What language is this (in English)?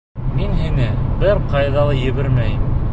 Bashkir